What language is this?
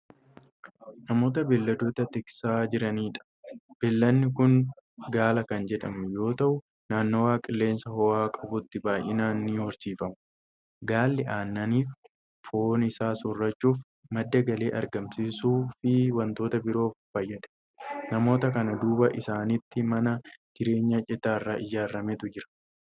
Oromo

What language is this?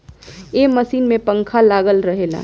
Bhojpuri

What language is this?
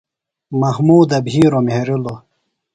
Phalura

